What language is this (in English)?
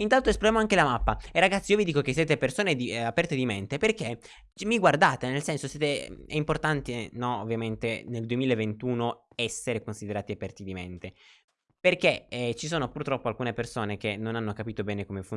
Italian